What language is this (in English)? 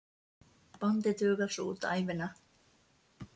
Icelandic